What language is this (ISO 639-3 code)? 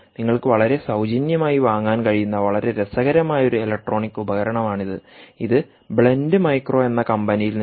mal